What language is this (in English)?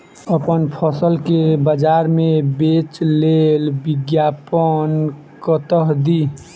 Maithili